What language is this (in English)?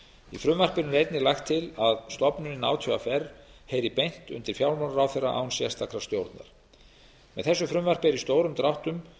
Icelandic